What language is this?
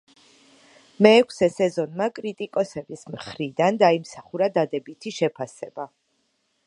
Georgian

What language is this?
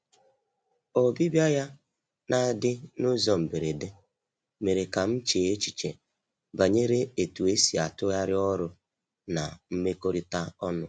Igbo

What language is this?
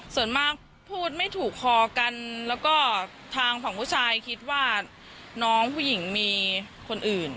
Thai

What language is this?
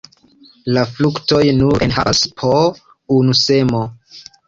Esperanto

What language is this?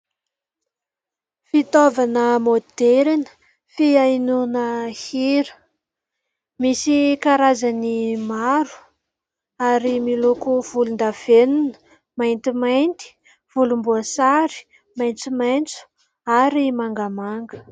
Malagasy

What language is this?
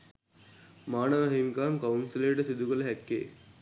Sinhala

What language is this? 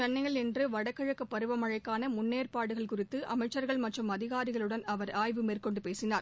Tamil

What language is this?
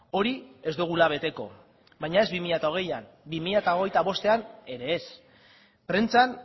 Basque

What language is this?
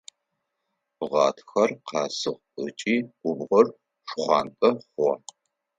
Adyghe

